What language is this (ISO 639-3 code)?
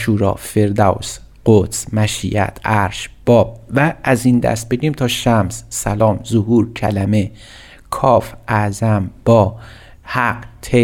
fas